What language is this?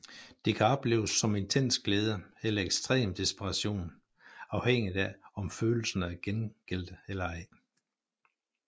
Danish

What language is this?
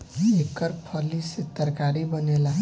Bhojpuri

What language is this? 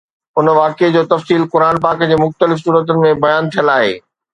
Sindhi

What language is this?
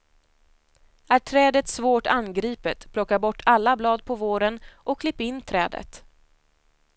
Swedish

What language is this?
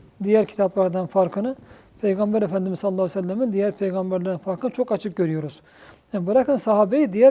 Turkish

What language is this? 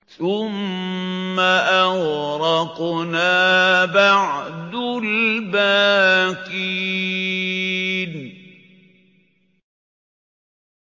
Arabic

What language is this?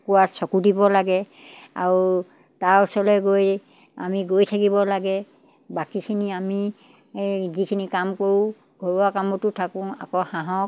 Assamese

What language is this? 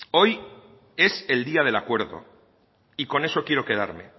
Spanish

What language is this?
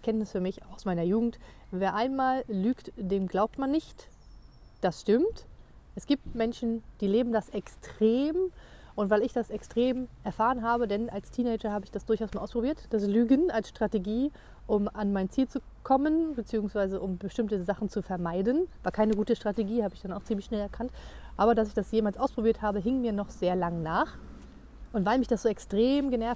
German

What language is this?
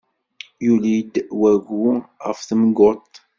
Kabyle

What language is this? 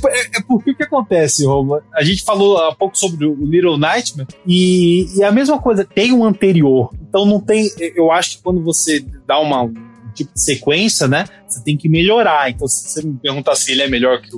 Portuguese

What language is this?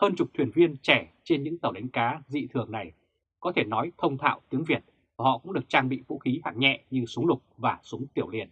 Vietnamese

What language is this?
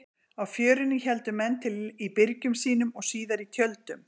Icelandic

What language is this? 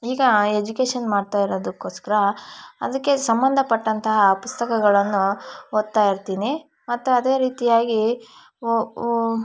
Kannada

